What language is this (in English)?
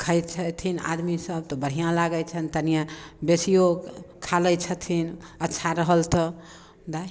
Maithili